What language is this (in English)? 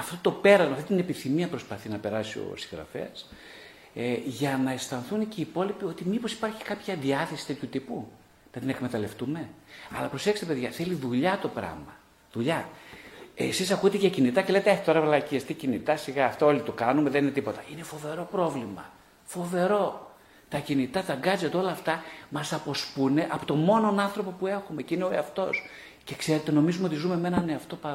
Greek